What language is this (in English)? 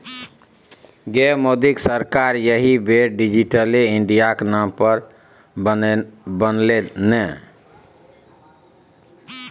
Maithili